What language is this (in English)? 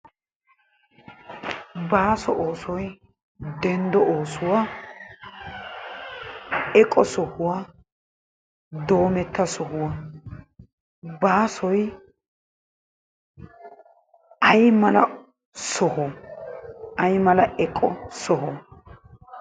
Wolaytta